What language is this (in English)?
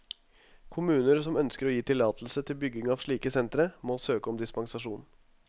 Norwegian